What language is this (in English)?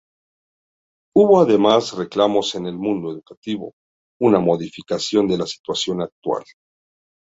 Spanish